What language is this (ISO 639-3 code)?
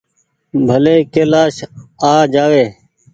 gig